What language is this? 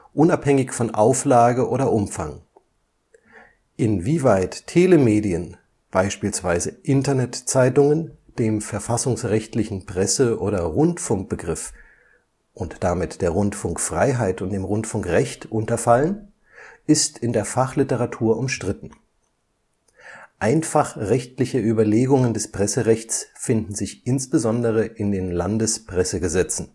German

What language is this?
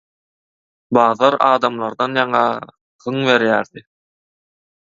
Turkmen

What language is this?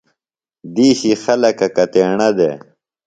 Phalura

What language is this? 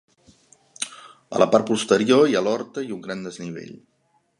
Catalan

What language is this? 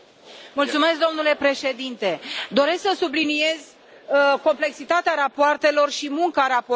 Romanian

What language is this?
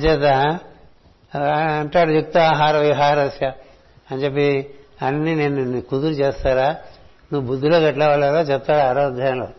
Telugu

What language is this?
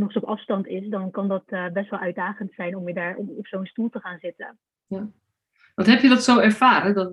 Dutch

